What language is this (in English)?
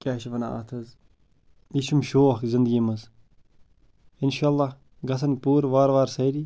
Kashmiri